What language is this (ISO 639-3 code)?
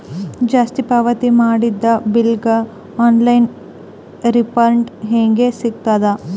kan